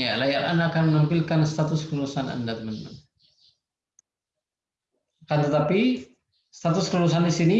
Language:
Indonesian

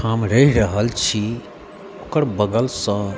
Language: Maithili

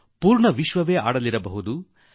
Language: Kannada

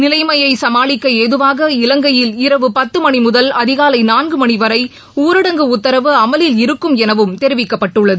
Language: Tamil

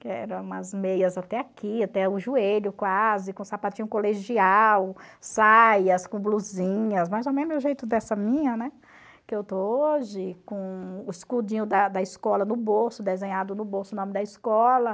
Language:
Portuguese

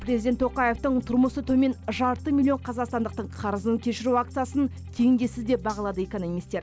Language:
Kazakh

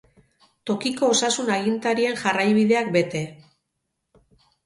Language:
Basque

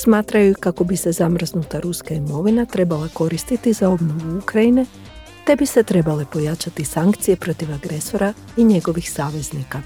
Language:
Croatian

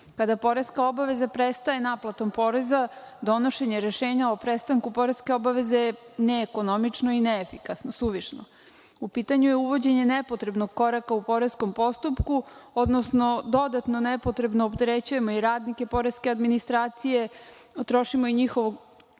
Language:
Serbian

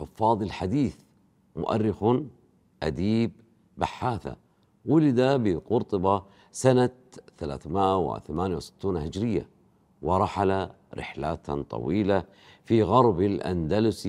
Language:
Arabic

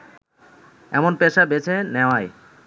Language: Bangla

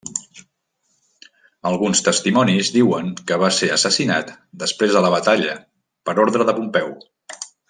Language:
Catalan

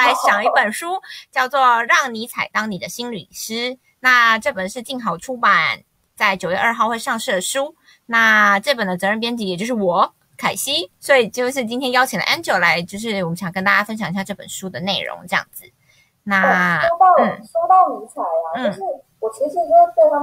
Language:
Chinese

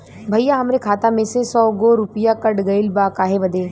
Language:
Bhojpuri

